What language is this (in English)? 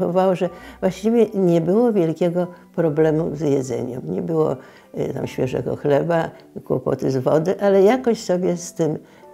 Polish